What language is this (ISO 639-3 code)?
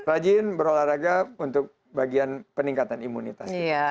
ind